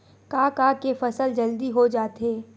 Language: Chhattisgarhi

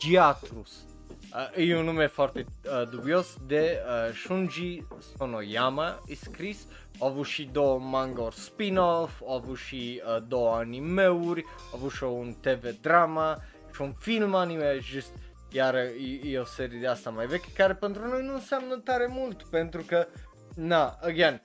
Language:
Romanian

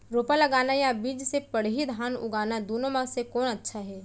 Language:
Chhattisgarhi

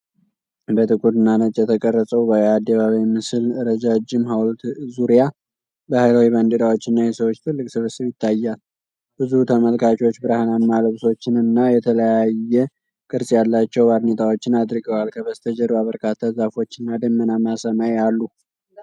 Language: Amharic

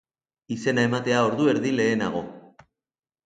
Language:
Basque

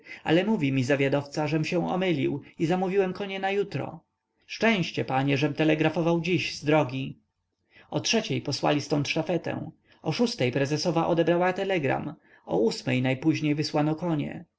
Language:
Polish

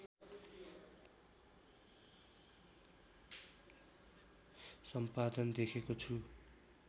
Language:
Nepali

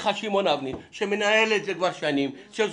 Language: Hebrew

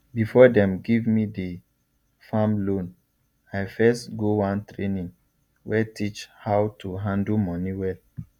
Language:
Nigerian Pidgin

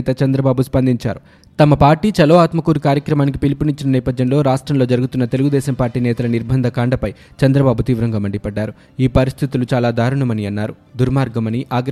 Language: Telugu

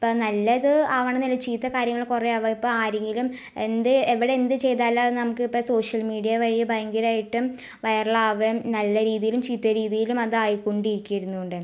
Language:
Malayalam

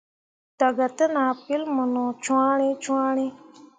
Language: Mundang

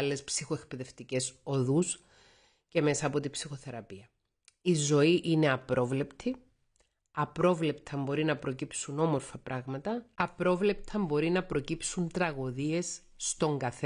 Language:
Greek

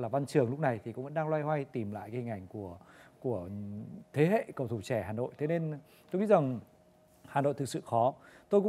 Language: Vietnamese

